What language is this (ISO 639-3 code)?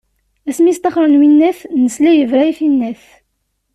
kab